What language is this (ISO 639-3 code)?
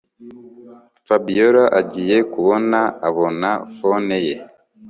kin